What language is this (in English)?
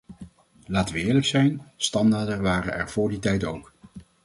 Dutch